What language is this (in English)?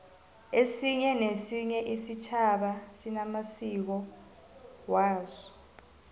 South Ndebele